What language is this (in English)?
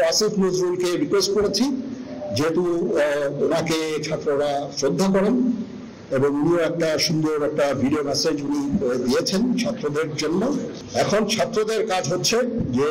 Bangla